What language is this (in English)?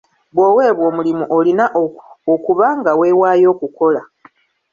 Ganda